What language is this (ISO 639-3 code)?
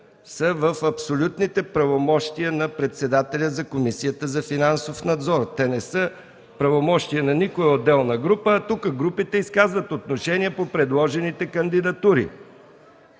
bul